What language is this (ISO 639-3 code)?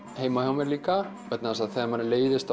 isl